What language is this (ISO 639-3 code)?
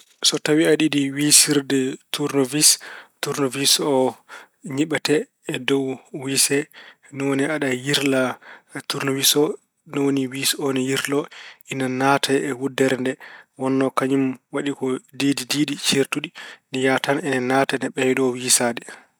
ful